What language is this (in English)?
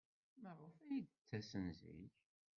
Kabyle